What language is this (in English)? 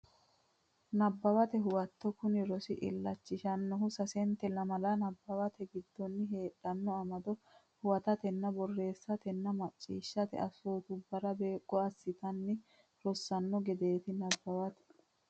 Sidamo